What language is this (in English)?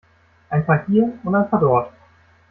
German